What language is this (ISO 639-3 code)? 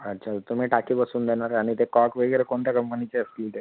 mar